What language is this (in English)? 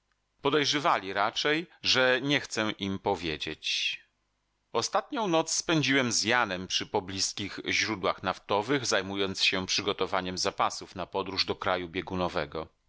Polish